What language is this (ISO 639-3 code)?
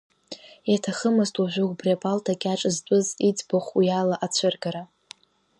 abk